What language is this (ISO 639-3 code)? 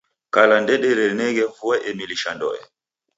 dav